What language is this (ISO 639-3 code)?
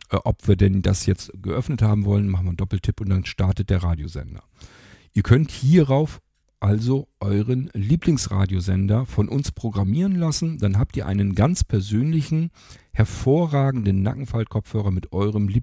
deu